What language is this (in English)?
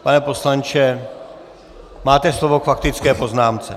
Czech